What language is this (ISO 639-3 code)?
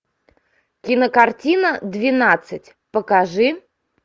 rus